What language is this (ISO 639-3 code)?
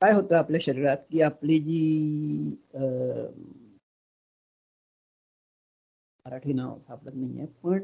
mar